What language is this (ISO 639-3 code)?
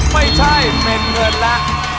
tha